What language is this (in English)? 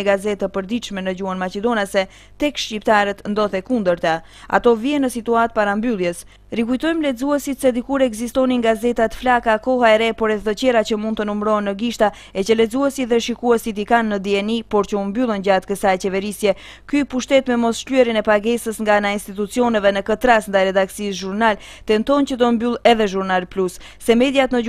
Turkish